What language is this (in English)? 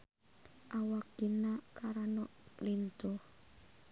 Sundanese